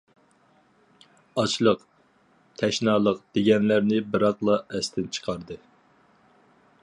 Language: Uyghur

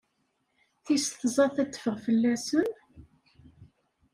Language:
Kabyle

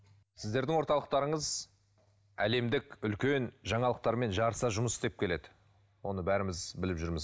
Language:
Kazakh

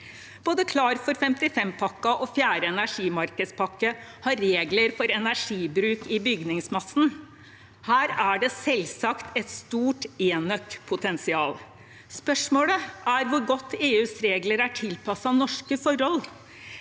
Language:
Norwegian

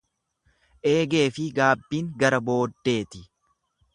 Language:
Oromo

